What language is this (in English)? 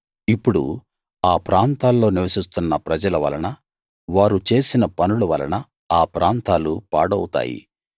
Telugu